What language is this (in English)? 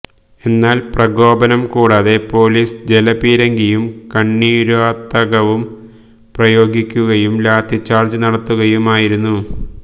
Malayalam